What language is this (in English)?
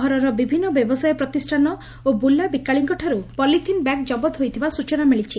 Odia